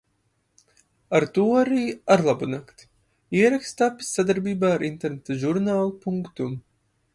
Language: Latvian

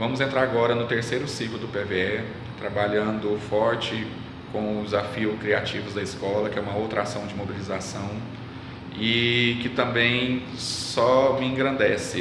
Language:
Portuguese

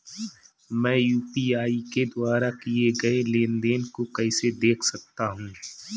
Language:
Hindi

